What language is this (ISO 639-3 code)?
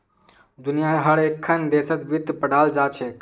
mag